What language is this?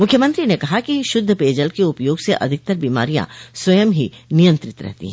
Hindi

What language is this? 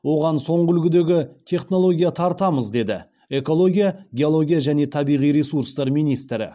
Kazakh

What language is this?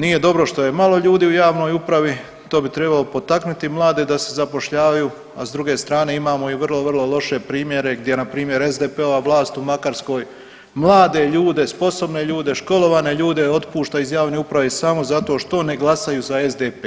Croatian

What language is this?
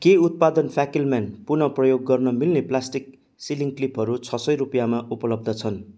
Nepali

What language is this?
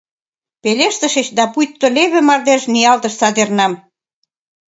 Mari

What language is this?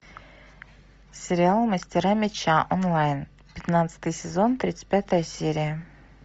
Russian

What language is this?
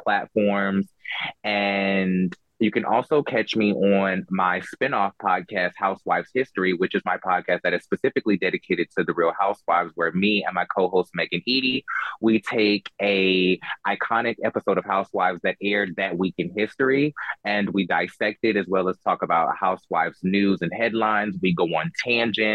English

